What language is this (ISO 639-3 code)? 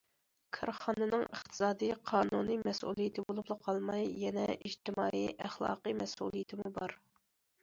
uig